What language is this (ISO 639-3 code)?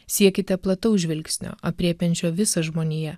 lit